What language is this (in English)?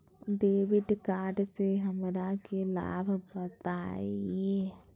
Magahi